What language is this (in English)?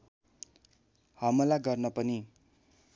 Nepali